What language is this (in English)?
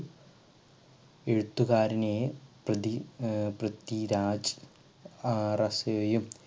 Malayalam